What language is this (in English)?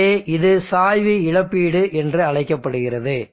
Tamil